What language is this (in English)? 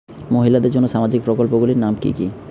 Bangla